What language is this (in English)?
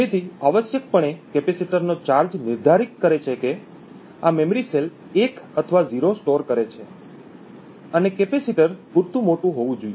Gujarati